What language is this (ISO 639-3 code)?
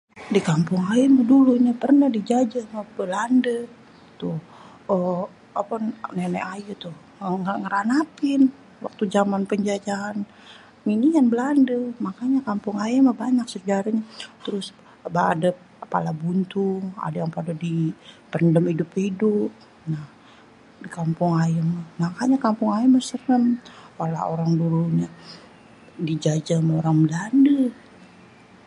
bew